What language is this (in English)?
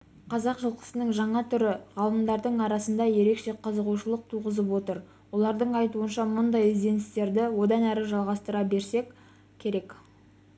Kazakh